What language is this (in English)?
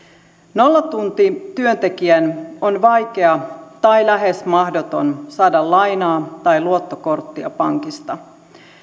Finnish